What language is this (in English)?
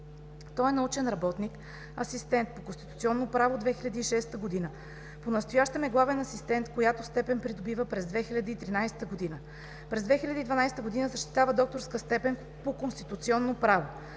Bulgarian